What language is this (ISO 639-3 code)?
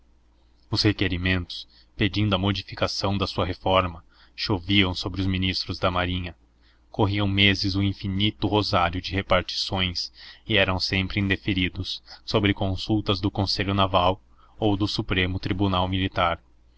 por